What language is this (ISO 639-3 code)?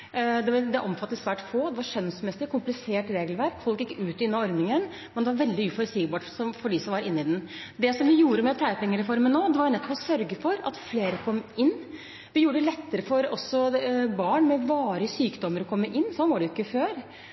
nob